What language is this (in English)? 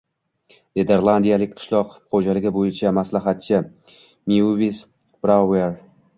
Uzbek